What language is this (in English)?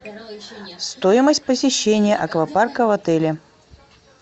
Russian